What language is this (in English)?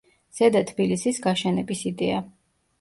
Georgian